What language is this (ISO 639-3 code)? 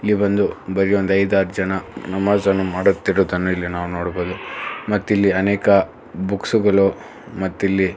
kan